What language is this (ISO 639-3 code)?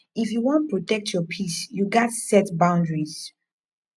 pcm